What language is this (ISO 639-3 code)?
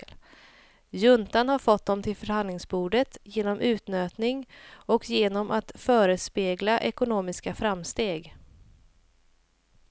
swe